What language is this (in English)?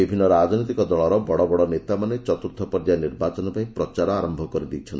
Odia